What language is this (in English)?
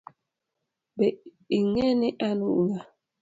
Luo (Kenya and Tanzania)